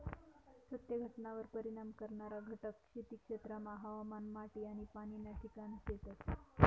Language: Marathi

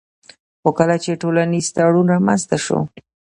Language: Pashto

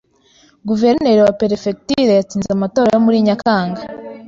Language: Kinyarwanda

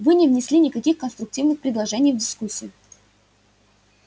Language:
Russian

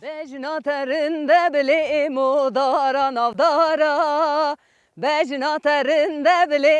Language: Turkish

